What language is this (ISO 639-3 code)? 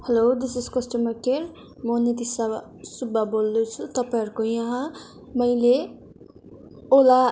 nep